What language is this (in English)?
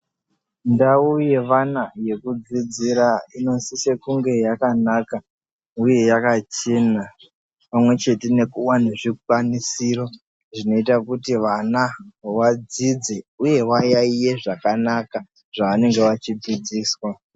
Ndau